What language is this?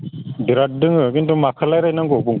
Bodo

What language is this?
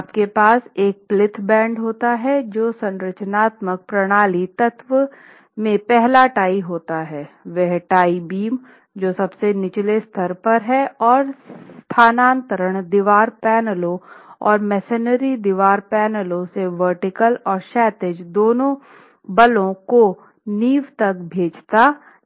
Hindi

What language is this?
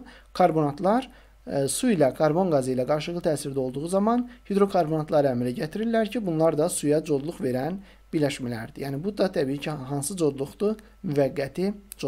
Turkish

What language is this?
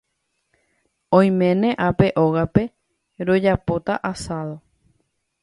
Guarani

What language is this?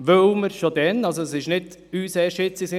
Swiss German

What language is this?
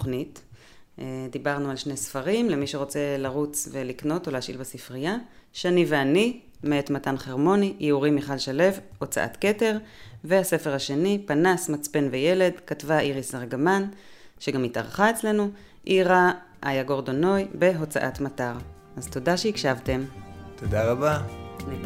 Hebrew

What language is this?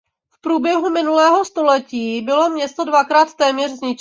Czech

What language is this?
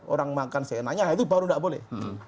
Indonesian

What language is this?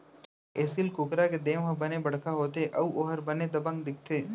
Chhattisgarhi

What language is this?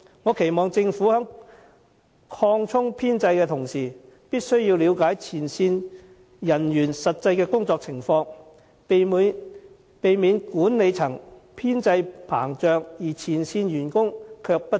Cantonese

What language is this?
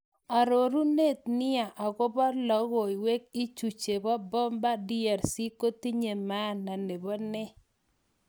Kalenjin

